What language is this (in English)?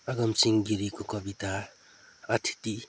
Nepali